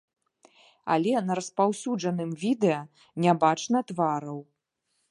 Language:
Belarusian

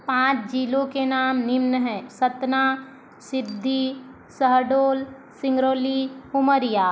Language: Hindi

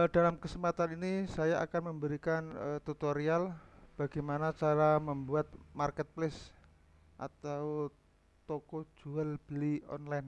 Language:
Indonesian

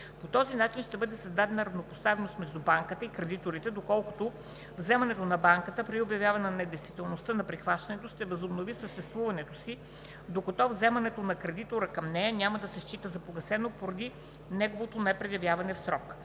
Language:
Bulgarian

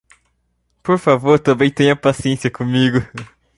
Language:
Portuguese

